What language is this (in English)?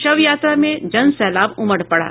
Hindi